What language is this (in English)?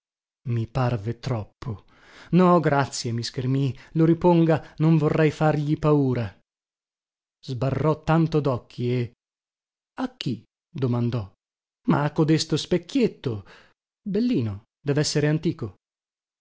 Italian